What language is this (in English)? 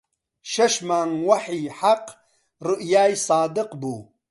Central Kurdish